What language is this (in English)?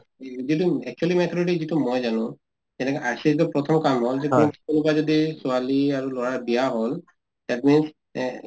Assamese